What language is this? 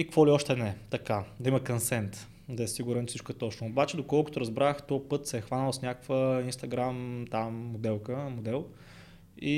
Bulgarian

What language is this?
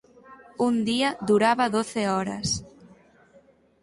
Galician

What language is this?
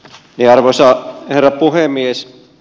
Finnish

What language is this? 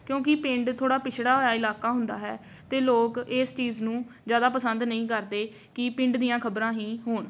Punjabi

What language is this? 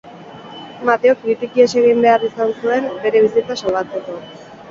Basque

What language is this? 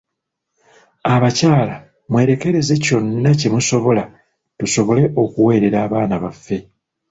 Ganda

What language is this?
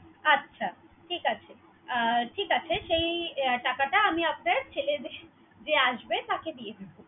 Bangla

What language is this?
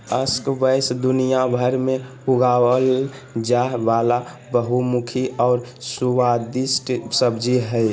Magahi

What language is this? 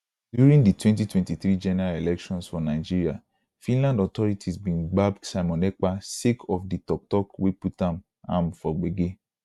Nigerian Pidgin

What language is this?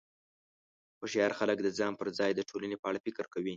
Pashto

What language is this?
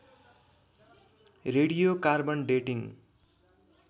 Nepali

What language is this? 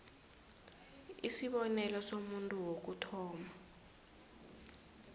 South Ndebele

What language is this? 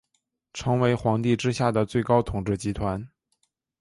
Chinese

